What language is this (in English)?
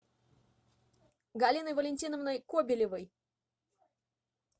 Russian